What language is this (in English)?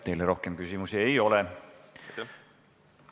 Estonian